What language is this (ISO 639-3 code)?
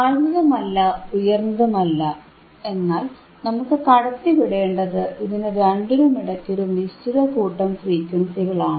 mal